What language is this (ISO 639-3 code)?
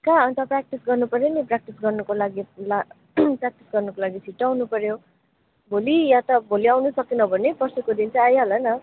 nep